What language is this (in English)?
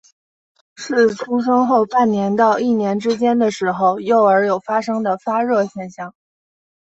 Chinese